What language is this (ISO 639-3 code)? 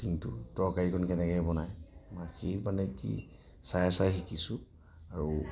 asm